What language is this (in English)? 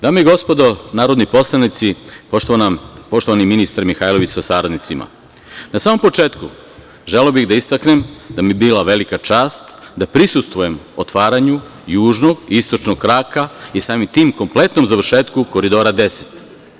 Serbian